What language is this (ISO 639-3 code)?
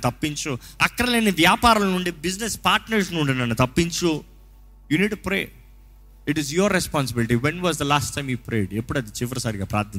tel